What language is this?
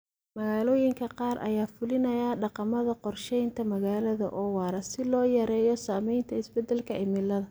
Somali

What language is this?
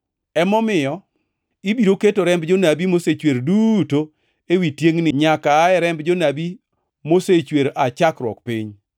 Luo (Kenya and Tanzania)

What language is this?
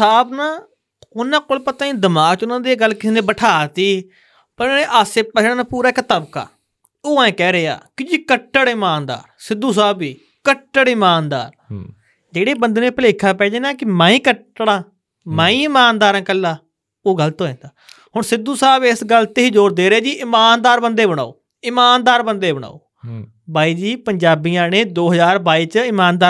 Punjabi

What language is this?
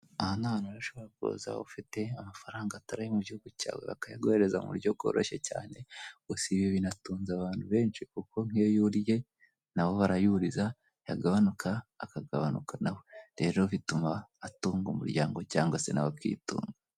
Kinyarwanda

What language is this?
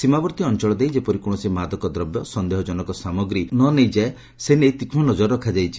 Odia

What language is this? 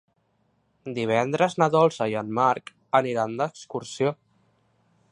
Catalan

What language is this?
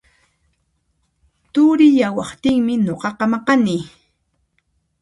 Puno Quechua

